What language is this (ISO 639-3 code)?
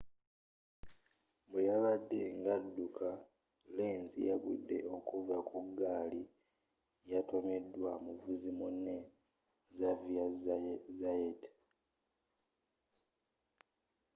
lug